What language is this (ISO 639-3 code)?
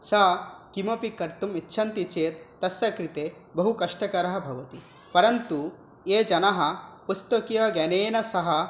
san